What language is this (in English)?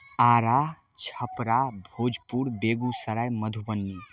Maithili